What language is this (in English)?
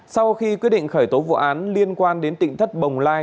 Vietnamese